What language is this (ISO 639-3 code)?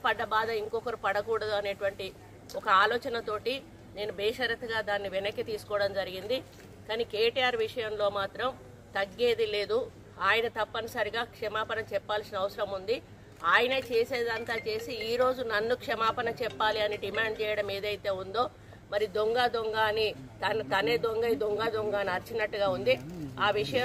tel